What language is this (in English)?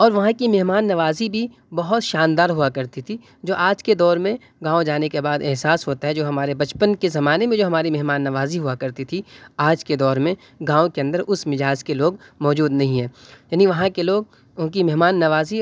Urdu